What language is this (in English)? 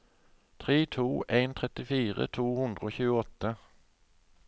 Norwegian